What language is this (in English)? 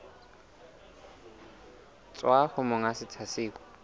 Southern Sotho